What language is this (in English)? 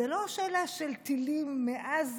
Hebrew